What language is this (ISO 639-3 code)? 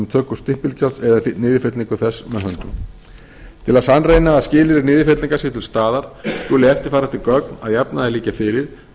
isl